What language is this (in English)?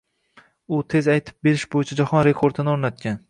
Uzbek